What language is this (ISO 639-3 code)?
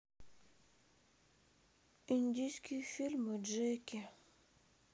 rus